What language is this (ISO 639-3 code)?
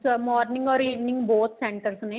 pan